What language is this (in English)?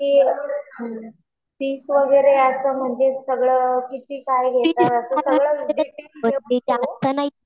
Marathi